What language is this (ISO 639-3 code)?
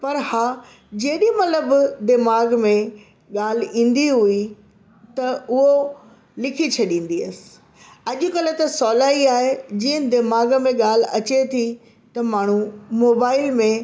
snd